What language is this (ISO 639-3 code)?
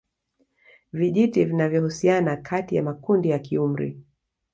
swa